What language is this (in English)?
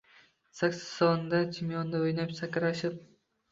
Uzbek